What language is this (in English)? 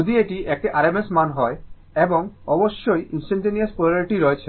Bangla